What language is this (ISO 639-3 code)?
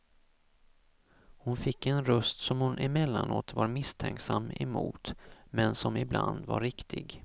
swe